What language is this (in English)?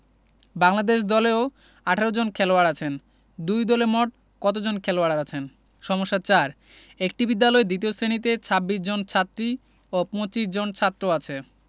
Bangla